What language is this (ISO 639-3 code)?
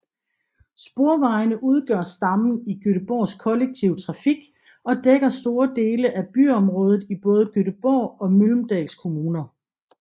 dan